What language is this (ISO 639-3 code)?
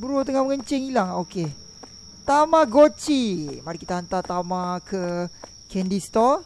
msa